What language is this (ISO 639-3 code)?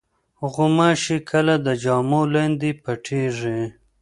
pus